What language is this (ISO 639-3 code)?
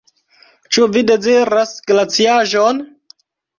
epo